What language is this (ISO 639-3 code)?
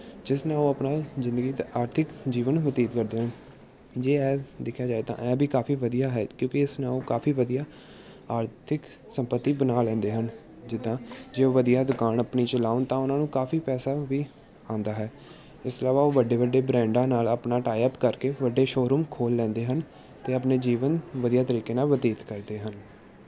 pan